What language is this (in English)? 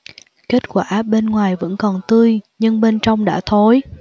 Vietnamese